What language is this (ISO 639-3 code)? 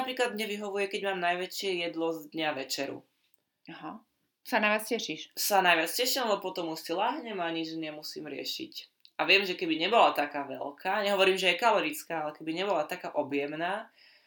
slk